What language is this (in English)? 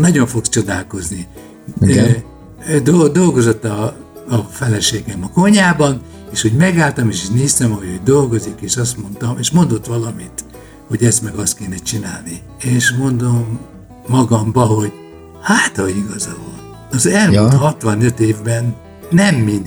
Hungarian